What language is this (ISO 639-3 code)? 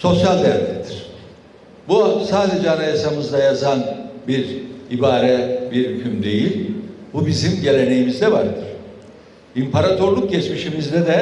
tur